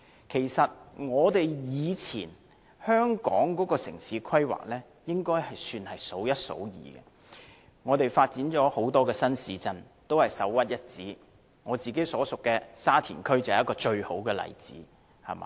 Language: Cantonese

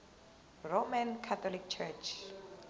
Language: Zulu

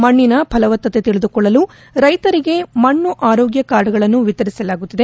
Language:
Kannada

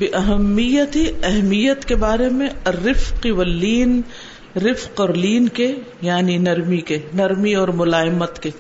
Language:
Urdu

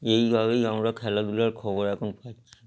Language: Bangla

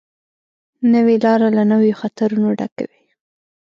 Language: Pashto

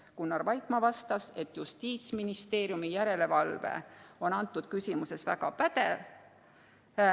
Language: Estonian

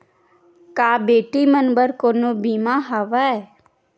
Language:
Chhattisgarhi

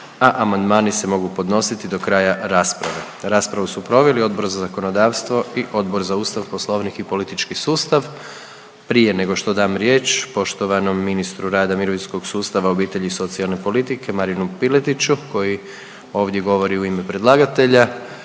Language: Croatian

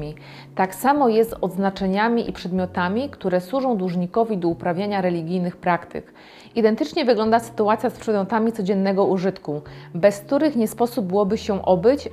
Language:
Polish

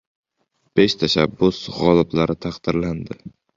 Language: Uzbek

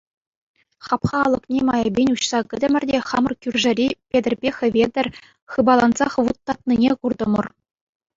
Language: Chuvash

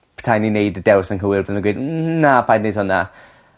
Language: Welsh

